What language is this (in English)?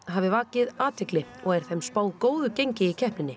Icelandic